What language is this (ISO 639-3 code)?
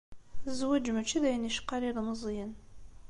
kab